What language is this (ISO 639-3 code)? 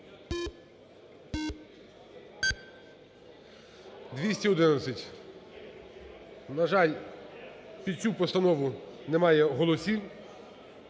ukr